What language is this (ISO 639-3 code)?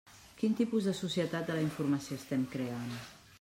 cat